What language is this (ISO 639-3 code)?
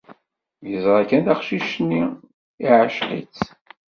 kab